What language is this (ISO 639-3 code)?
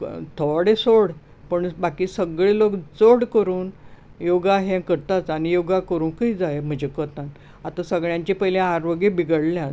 kok